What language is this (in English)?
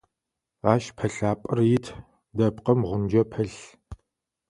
Adyghe